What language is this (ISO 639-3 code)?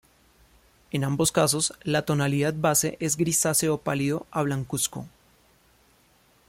spa